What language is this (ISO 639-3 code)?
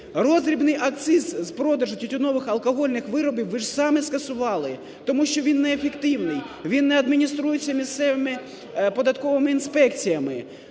ukr